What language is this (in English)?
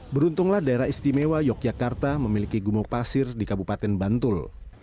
Indonesian